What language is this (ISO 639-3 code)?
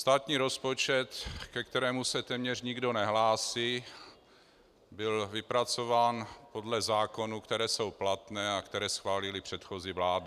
ces